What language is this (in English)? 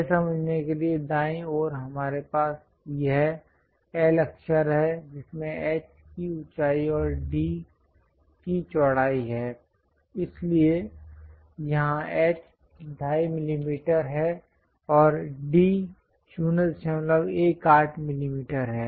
Hindi